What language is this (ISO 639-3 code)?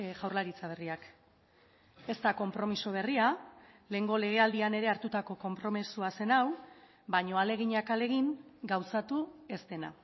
eus